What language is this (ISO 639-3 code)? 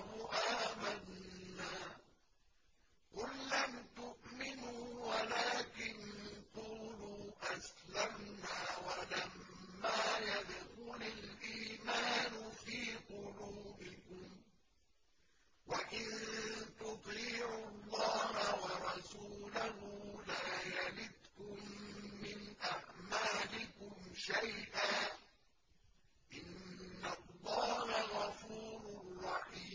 ara